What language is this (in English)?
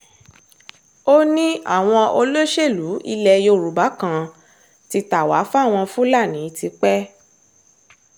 Yoruba